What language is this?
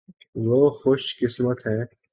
Urdu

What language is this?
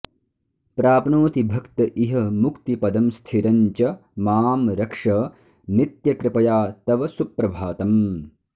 Sanskrit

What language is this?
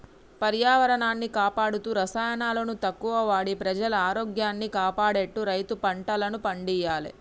Telugu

